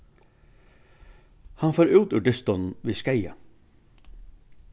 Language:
Faroese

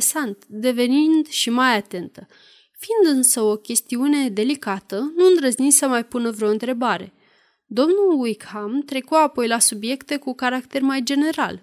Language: Romanian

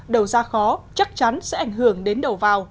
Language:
Vietnamese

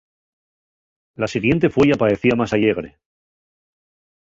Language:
Asturian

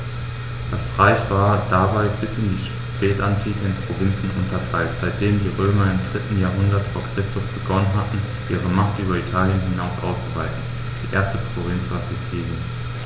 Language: German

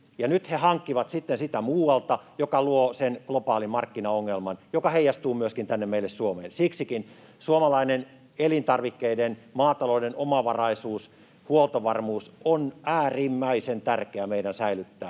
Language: Finnish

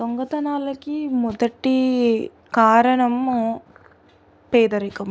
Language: Telugu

